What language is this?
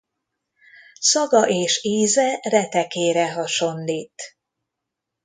Hungarian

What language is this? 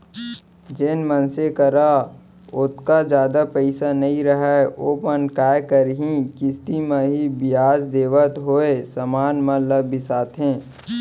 Chhattisgarhi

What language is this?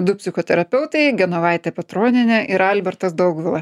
Lithuanian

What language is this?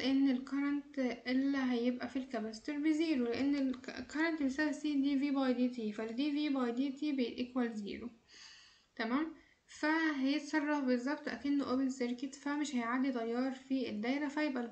Arabic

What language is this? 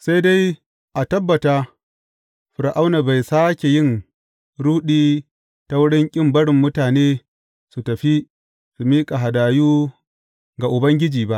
Hausa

